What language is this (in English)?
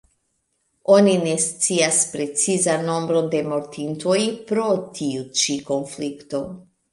Esperanto